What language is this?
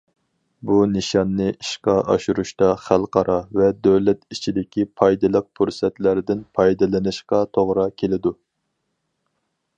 Uyghur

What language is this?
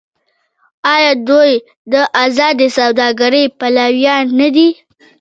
Pashto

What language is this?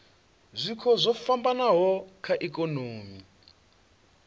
Venda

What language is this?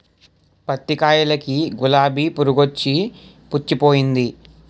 Telugu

